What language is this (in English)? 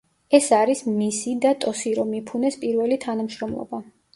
Georgian